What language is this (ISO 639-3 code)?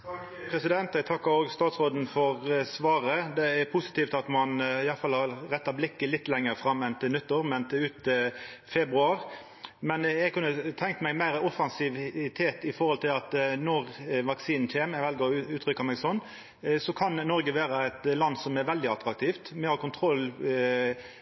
nor